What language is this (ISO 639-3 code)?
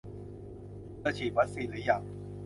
tha